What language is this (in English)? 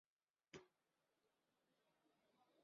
Chinese